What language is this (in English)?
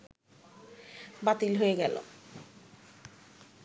Bangla